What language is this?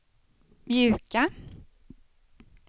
Swedish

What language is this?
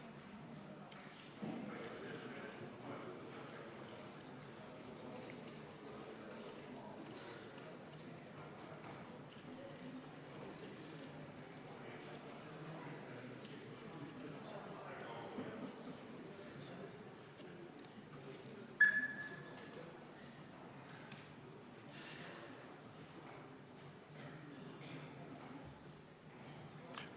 Estonian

